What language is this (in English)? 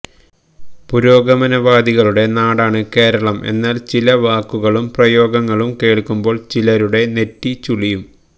Malayalam